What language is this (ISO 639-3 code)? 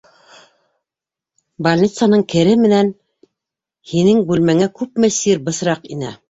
bak